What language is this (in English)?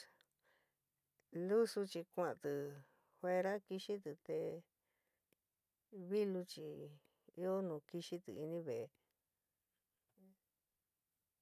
San Miguel El Grande Mixtec